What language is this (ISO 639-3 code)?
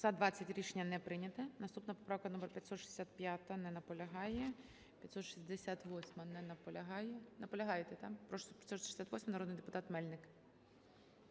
ukr